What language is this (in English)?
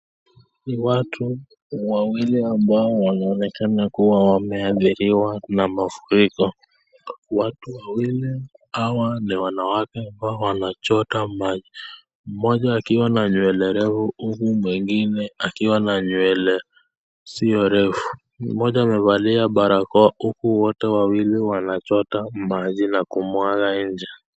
Swahili